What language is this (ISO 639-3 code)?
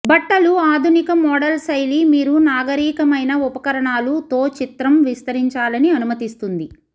tel